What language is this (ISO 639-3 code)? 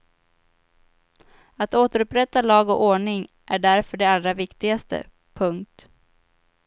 swe